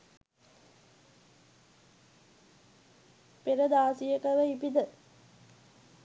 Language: Sinhala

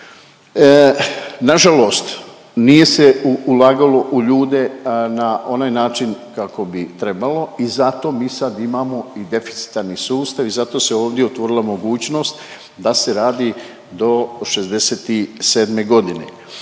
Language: Croatian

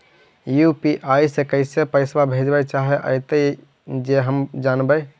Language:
Magahi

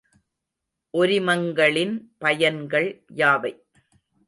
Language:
Tamil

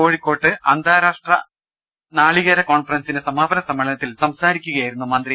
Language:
Malayalam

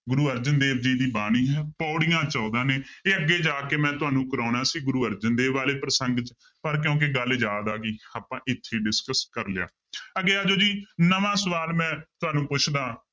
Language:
Punjabi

